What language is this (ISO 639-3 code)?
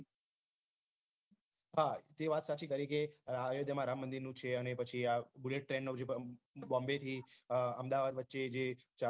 guj